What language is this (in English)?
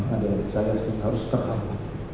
Indonesian